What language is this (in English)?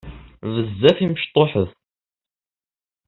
Kabyle